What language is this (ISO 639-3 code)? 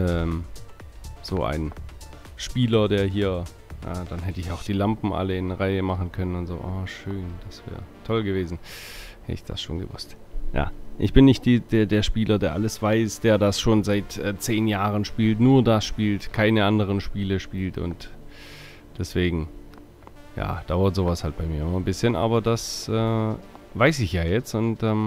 deu